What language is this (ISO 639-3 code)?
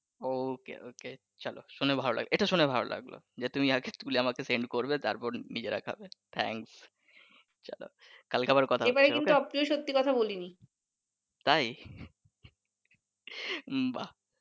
ben